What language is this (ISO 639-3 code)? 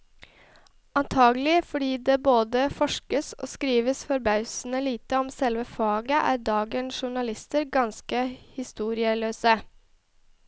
nor